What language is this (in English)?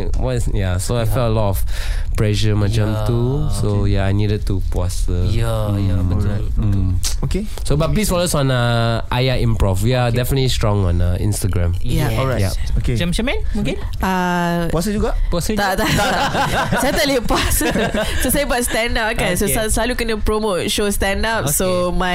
Malay